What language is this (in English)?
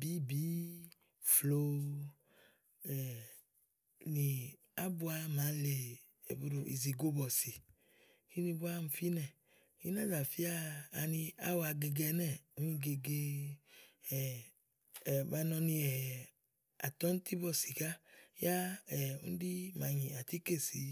Igo